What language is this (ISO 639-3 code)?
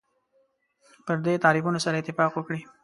pus